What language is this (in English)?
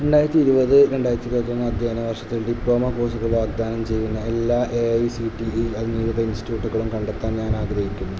Malayalam